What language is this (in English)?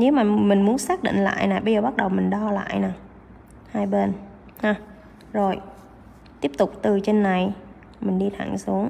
Vietnamese